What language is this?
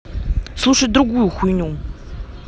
Russian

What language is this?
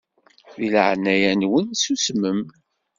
Kabyle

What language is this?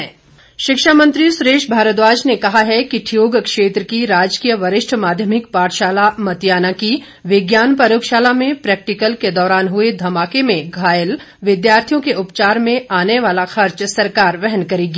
Hindi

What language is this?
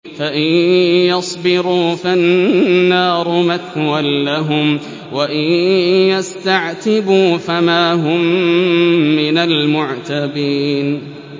Arabic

